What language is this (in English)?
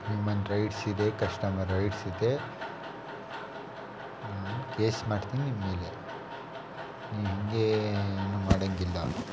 Kannada